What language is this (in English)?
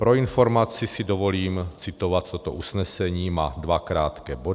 Czech